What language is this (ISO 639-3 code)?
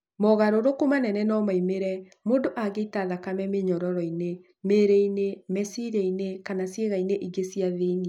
kik